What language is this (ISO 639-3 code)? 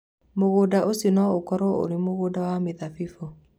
kik